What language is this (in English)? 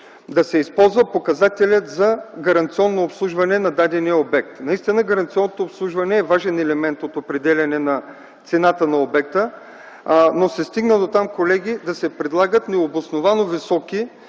Bulgarian